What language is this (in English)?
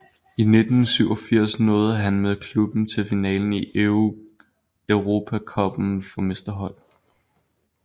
Danish